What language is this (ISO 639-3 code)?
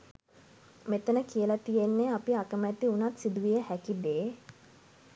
sin